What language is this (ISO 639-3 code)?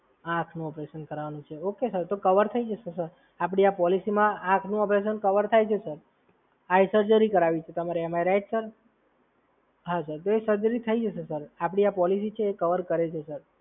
guj